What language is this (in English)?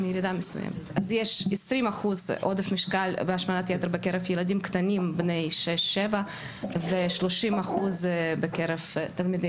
Hebrew